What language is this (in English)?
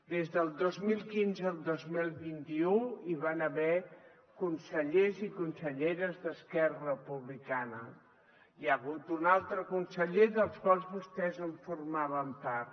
Catalan